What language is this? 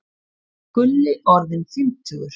Icelandic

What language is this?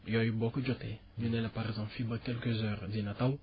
Wolof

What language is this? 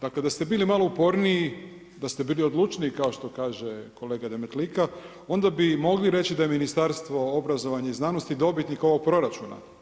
Croatian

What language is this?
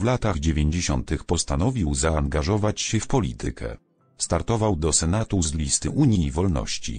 Polish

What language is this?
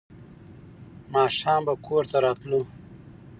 Pashto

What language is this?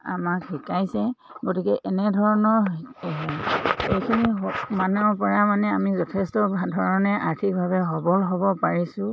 Assamese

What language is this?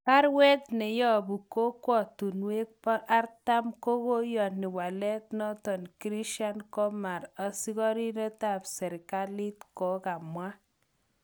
Kalenjin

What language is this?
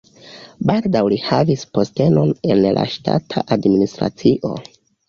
Esperanto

